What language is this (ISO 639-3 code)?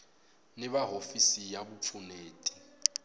tso